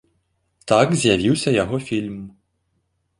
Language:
Belarusian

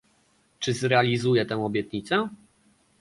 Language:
Polish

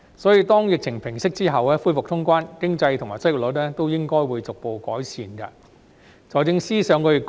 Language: Cantonese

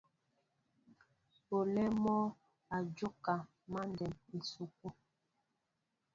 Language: Mbo (Cameroon)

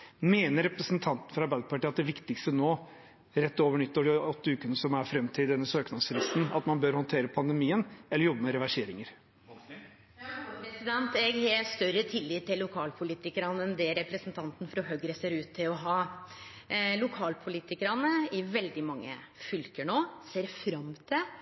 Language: Norwegian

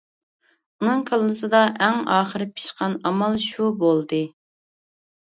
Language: Uyghur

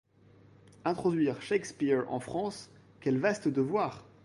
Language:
French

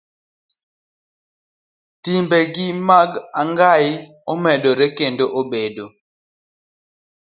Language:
Luo (Kenya and Tanzania)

